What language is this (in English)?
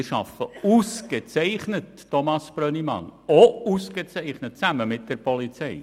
Swiss German